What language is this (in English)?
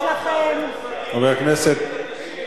Hebrew